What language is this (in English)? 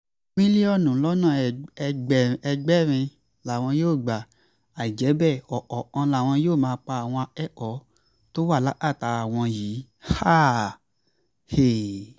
Yoruba